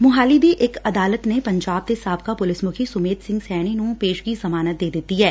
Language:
Punjabi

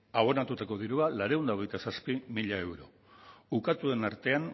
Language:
Basque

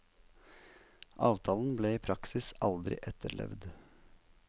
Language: Norwegian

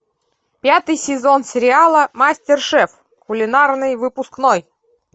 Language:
Russian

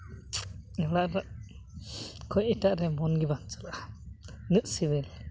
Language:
Santali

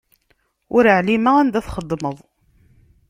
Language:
Kabyle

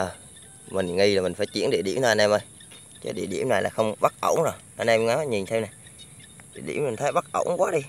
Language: Vietnamese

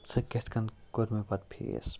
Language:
Kashmiri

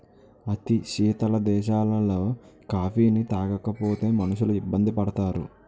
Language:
Telugu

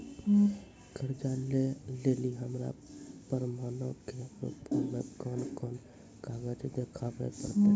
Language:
Maithili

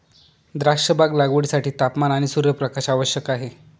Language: Marathi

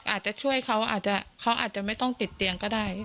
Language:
Thai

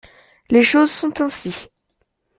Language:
French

